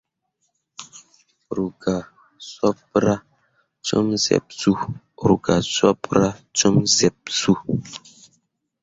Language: Mundang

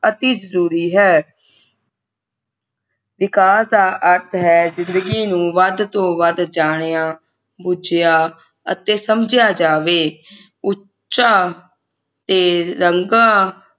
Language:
Punjabi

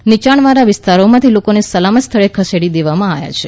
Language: Gujarati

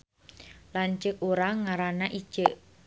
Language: Sundanese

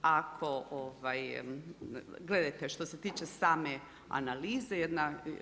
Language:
Croatian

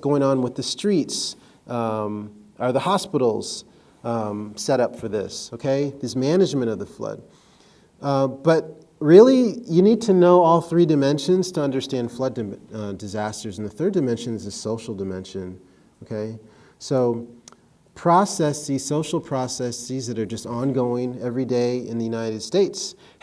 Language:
English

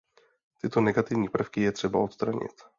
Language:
Czech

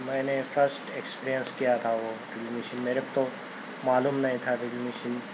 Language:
Urdu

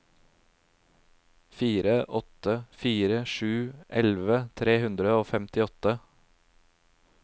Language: Norwegian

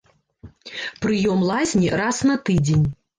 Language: Belarusian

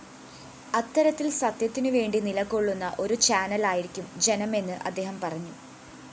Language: Malayalam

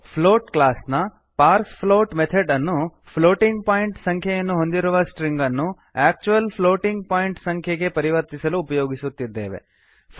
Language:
Kannada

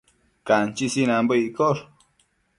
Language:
Matsés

